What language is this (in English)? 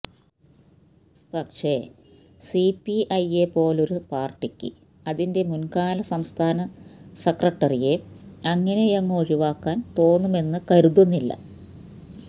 Malayalam